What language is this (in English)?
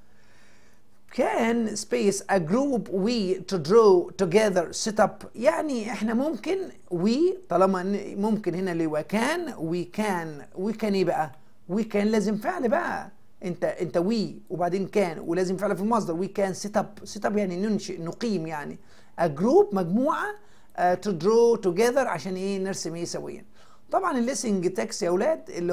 Arabic